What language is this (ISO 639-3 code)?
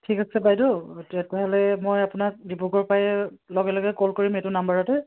asm